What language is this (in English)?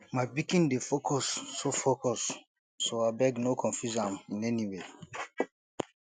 Nigerian Pidgin